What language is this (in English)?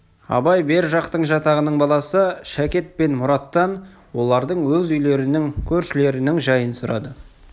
Kazakh